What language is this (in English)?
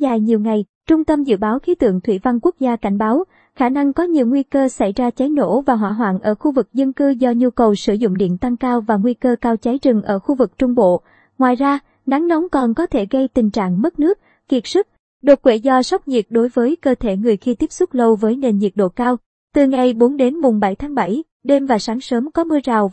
Vietnamese